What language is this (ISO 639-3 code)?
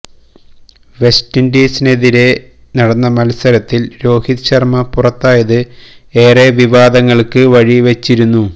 mal